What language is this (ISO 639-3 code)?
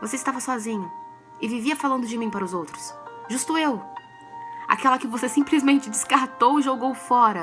por